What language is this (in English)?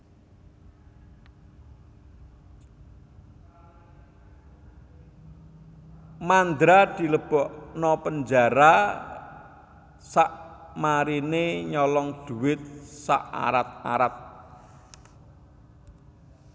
Javanese